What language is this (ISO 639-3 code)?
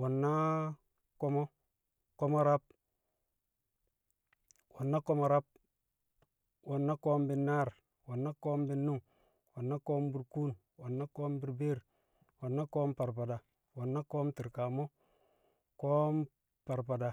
kcq